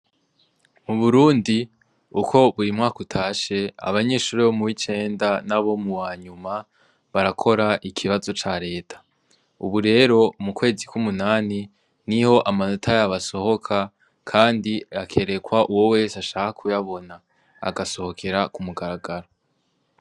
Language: Rundi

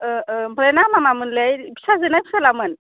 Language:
Bodo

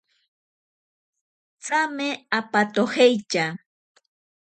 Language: Ashéninka Perené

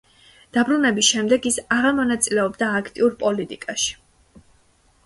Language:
Georgian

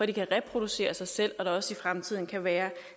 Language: Danish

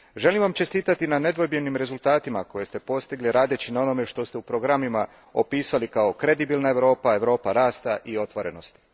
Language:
Croatian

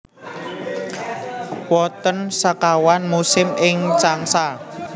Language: Javanese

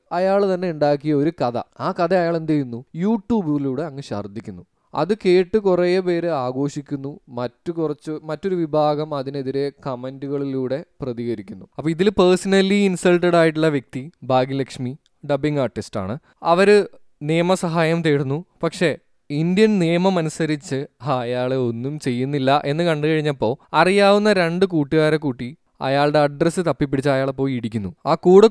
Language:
Malayalam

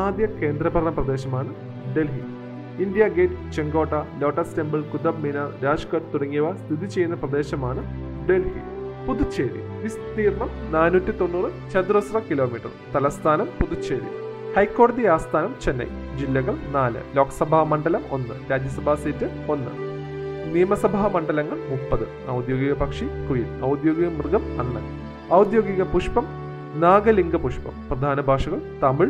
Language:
Malayalam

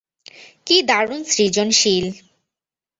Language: Bangla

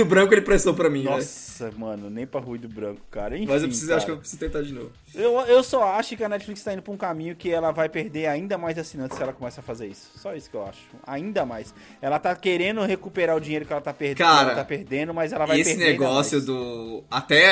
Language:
Portuguese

